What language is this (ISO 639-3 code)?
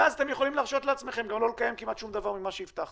heb